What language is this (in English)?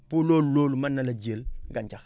Wolof